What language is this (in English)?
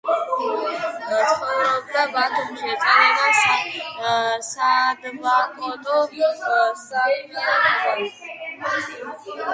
Georgian